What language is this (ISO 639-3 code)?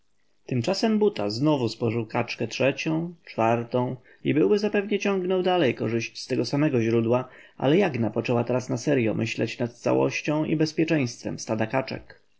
pol